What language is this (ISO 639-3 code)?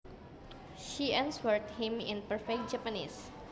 jav